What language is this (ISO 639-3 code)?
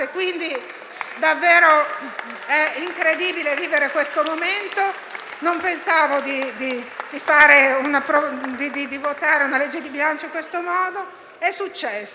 ita